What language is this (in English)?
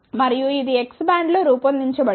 Telugu